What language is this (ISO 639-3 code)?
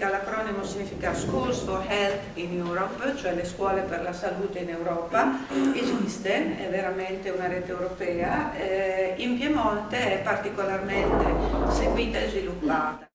ita